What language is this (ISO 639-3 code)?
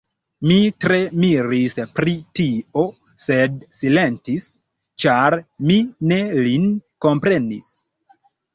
epo